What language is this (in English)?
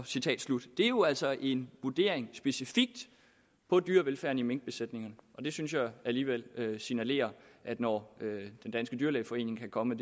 Danish